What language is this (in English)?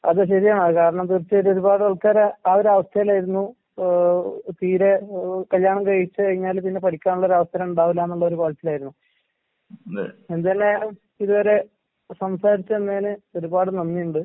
Malayalam